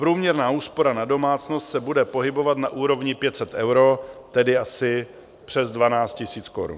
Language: Czech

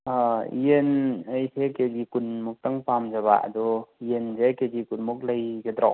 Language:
Manipuri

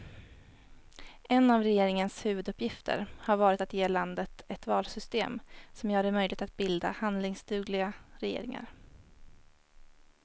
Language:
Swedish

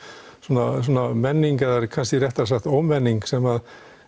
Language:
Icelandic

